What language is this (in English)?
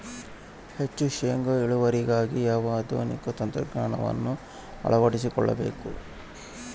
Kannada